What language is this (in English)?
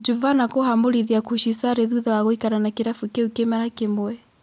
Kikuyu